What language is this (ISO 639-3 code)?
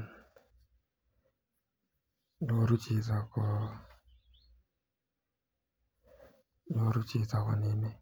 kln